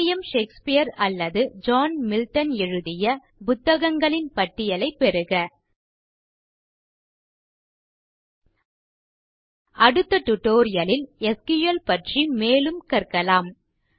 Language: Tamil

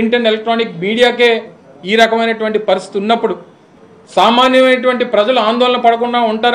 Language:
Telugu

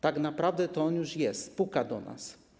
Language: Polish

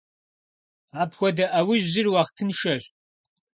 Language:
Kabardian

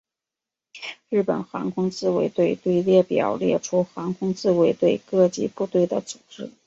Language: Chinese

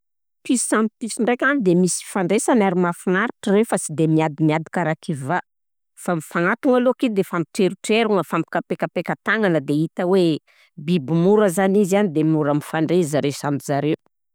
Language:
Southern Betsimisaraka Malagasy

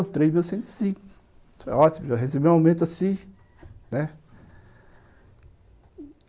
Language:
Portuguese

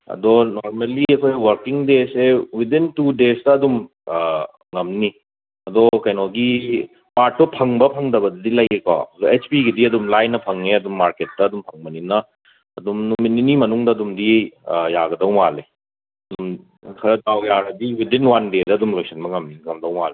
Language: Manipuri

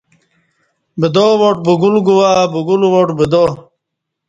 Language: Kati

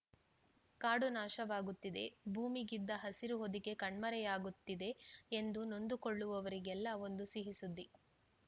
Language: Kannada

